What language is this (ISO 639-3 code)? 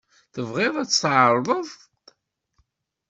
kab